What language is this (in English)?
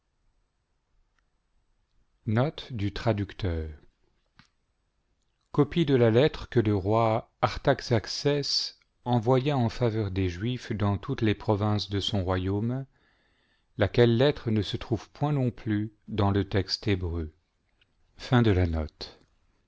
French